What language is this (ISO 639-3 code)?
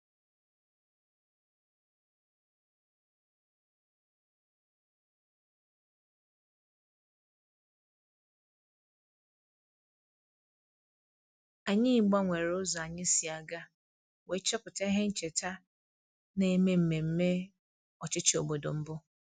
ibo